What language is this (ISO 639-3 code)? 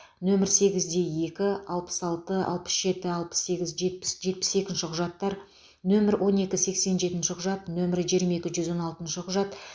kaz